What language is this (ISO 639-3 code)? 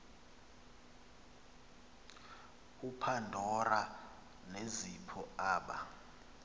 xho